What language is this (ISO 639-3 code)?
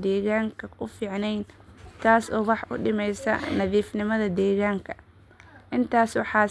som